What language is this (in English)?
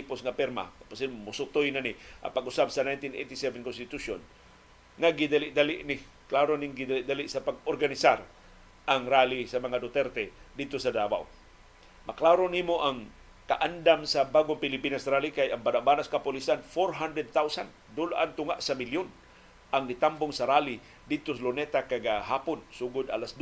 Filipino